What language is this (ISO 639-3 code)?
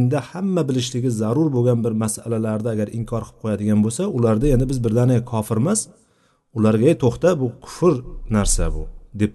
bul